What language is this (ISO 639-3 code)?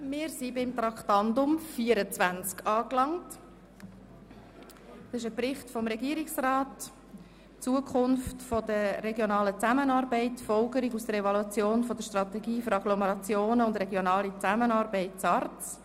gsw